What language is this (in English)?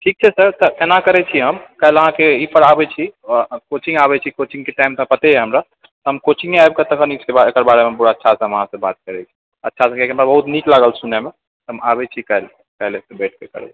Maithili